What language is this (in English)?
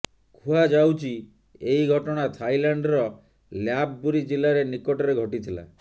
Odia